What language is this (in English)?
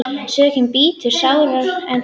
Icelandic